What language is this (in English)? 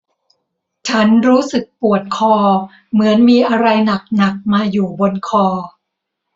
Thai